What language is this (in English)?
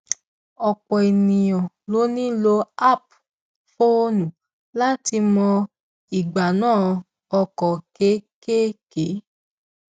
Yoruba